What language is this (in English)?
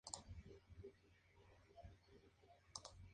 Spanish